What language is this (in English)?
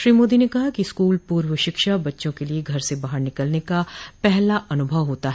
Hindi